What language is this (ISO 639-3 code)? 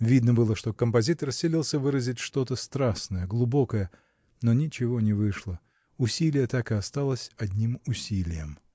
rus